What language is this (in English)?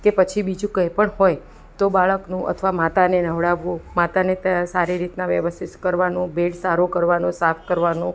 Gujarati